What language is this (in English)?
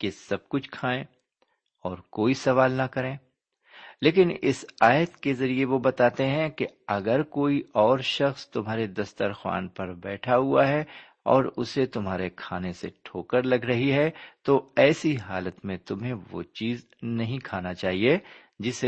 Urdu